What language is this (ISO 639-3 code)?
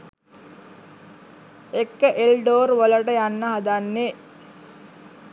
sin